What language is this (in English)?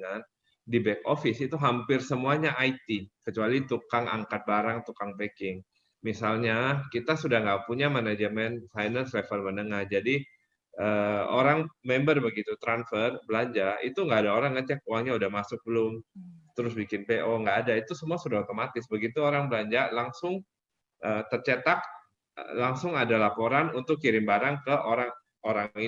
Indonesian